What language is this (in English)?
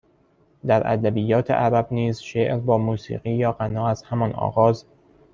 Persian